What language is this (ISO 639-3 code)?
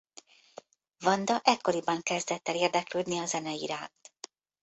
hun